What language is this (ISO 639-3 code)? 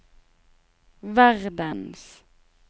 nor